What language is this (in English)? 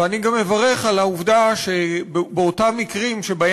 Hebrew